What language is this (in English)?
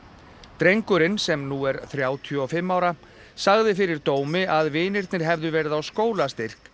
Icelandic